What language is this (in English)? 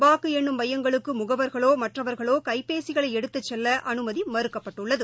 Tamil